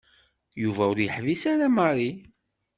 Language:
Kabyle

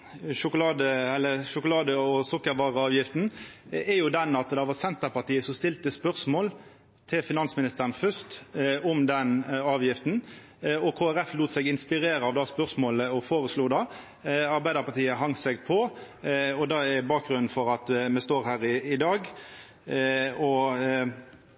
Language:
Norwegian Nynorsk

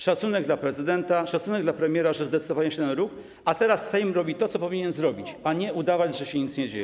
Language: Polish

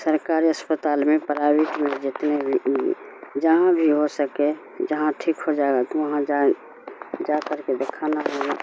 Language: Urdu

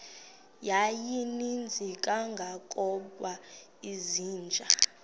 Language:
Xhosa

